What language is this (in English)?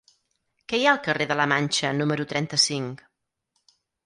Catalan